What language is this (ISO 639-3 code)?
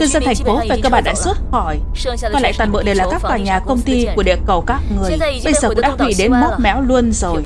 vie